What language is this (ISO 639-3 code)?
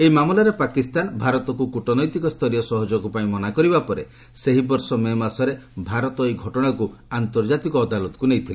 ori